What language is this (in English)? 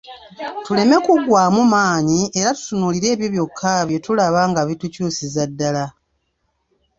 Ganda